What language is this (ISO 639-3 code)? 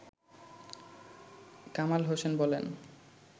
ben